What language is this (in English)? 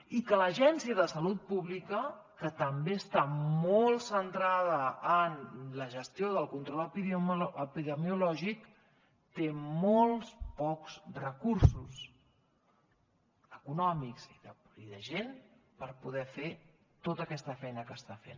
Catalan